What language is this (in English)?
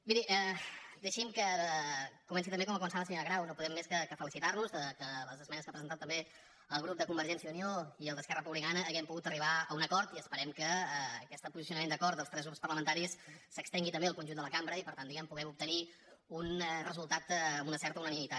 Catalan